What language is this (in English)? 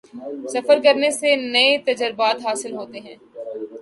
Urdu